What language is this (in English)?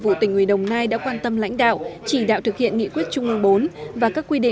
Vietnamese